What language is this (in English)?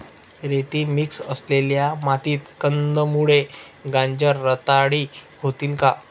Marathi